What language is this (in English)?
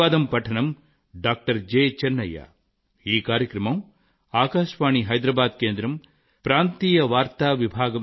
Telugu